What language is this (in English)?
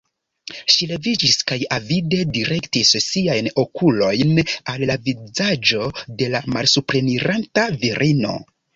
Esperanto